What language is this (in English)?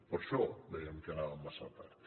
Catalan